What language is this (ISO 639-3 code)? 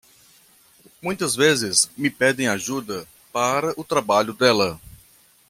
por